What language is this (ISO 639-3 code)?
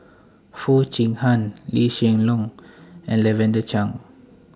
eng